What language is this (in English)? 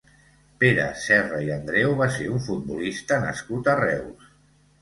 Catalan